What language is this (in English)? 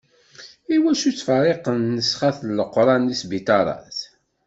Kabyle